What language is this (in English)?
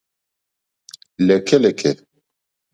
Mokpwe